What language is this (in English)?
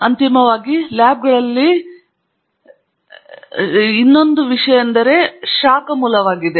Kannada